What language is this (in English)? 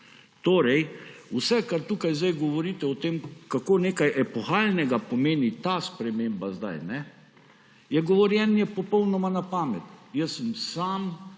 Slovenian